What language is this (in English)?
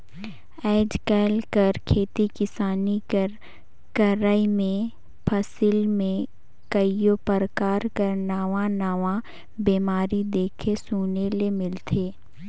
Chhattisgarhi